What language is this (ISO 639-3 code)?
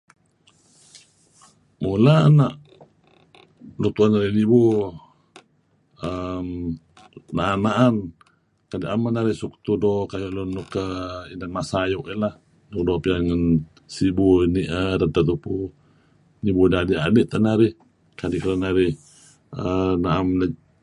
kzi